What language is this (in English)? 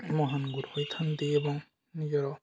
Odia